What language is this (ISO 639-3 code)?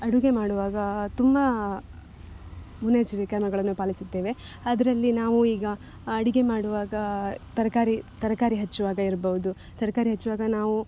kan